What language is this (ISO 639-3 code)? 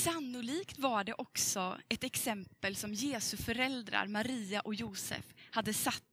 swe